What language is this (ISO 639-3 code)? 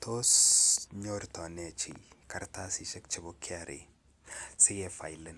kln